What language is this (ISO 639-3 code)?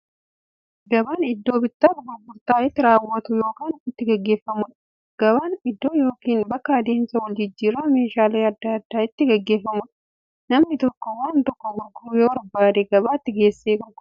orm